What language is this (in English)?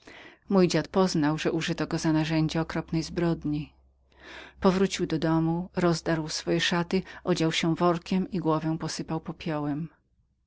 Polish